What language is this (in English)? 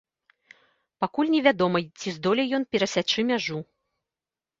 Belarusian